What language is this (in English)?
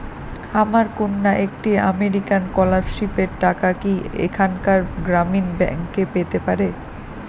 Bangla